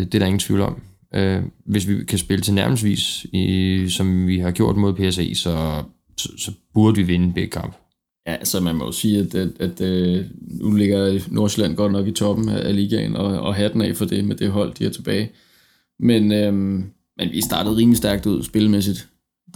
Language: Danish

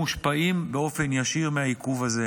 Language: Hebrew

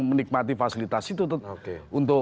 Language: Indonesian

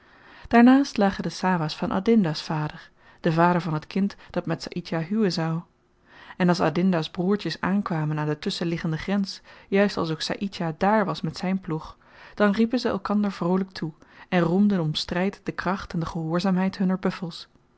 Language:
Dutch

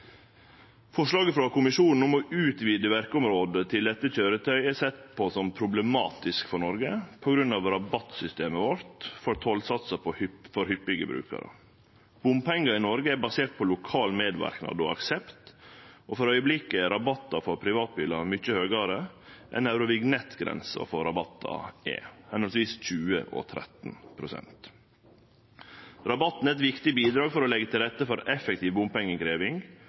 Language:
Norwegian Nynorsk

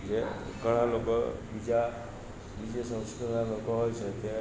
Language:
Gujarati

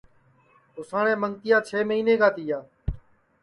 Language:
Sansi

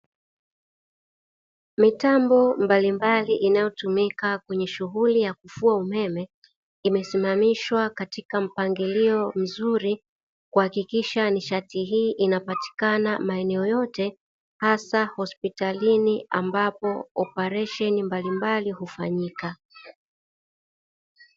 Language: Swahili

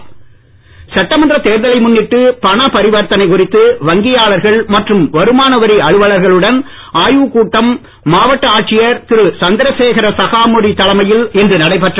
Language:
Tamil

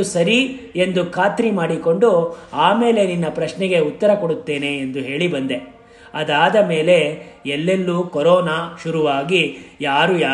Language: Kannada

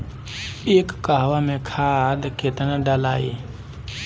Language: Bhojpuri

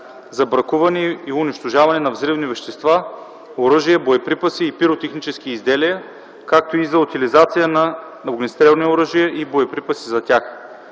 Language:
Bulgarian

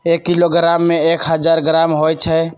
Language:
Magahi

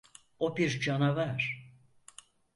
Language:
Turkish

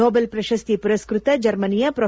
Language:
Kannada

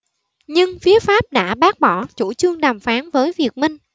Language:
Vietnamese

